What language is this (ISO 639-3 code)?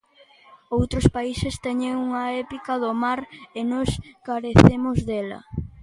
glg